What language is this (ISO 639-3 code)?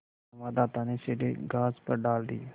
hin